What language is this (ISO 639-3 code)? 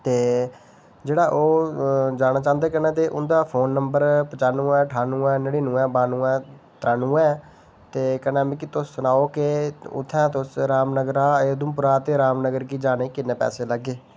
doi